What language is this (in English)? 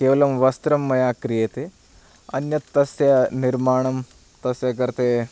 Sanskrit